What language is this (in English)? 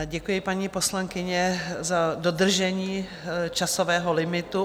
Czech